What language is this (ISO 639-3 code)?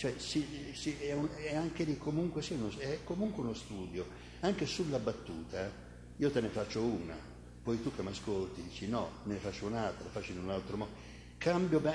ita